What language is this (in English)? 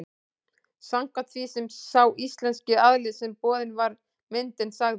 Icelandic